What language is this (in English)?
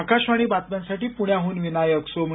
Marathi